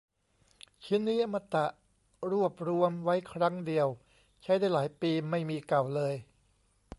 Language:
Thai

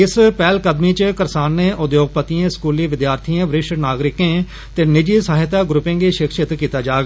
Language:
Dogri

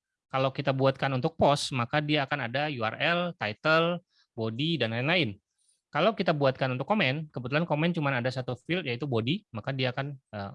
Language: Indonesian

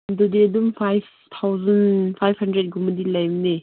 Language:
Manipuri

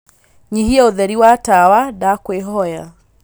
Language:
Kikuyu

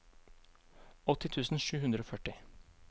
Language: Norwegian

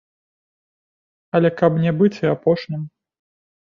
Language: Belarusian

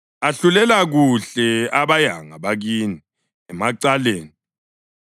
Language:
North Ndebele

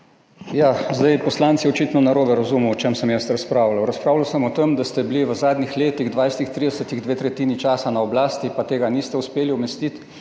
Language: Slovenian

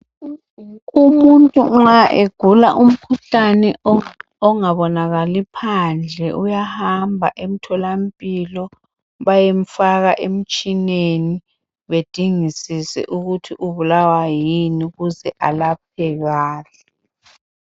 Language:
North Ndebele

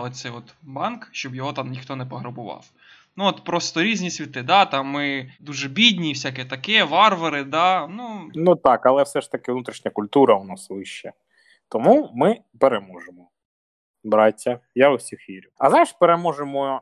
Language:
Ukrainian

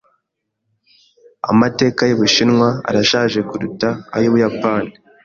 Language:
Kinyarwanda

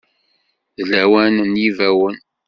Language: Kabyle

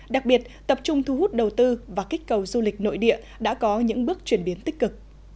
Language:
Vietnamese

